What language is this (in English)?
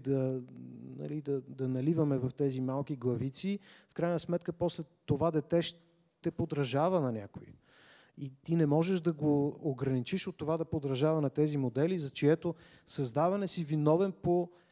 Bulgarian